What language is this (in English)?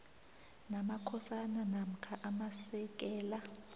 South Ndebele